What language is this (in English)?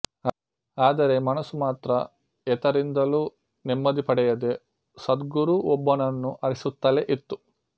Kannada